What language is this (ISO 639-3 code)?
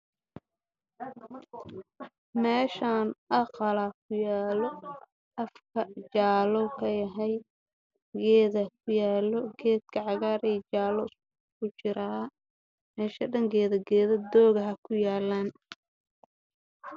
som